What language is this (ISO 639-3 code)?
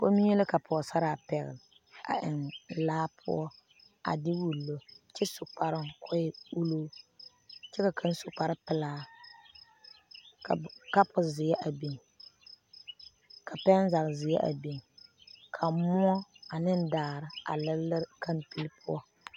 dga